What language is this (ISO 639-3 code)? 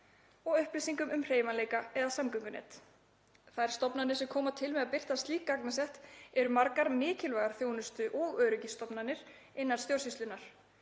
isl